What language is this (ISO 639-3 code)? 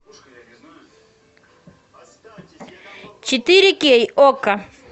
rus